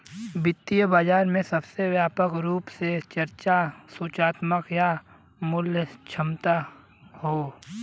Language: Bhojpuri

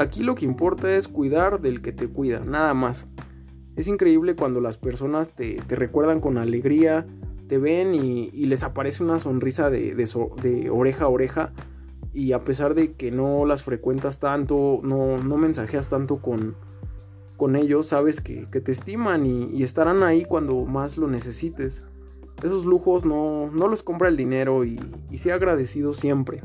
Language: Spanish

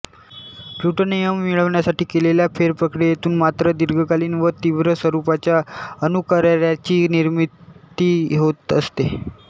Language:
Marathi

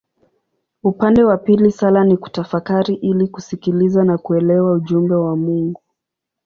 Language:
Swahili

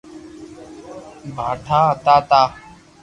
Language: Loarki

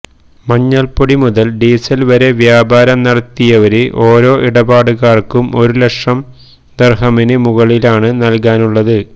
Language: Malayalam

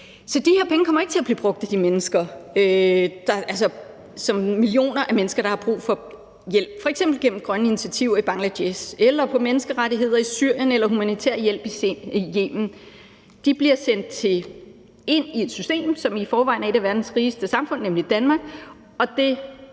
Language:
Danish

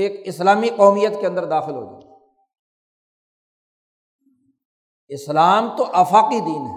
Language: Urdu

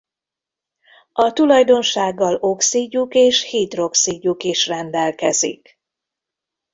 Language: Hungarian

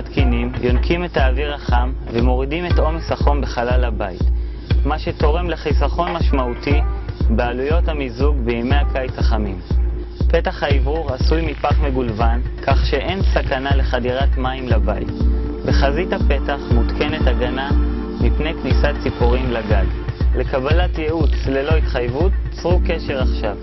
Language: Hebrew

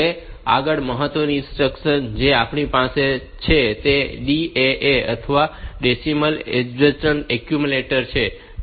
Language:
Gujarati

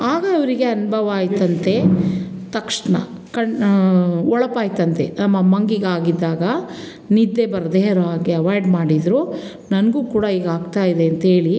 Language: Kannada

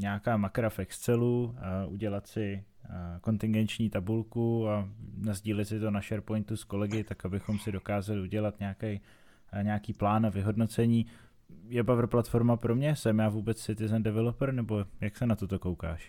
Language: Czech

